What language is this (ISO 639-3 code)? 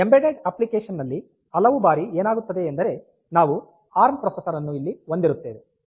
kan